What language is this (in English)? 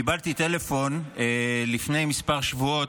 Hebrew